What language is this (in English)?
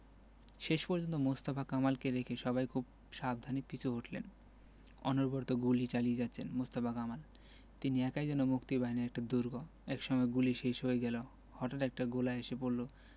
Bangla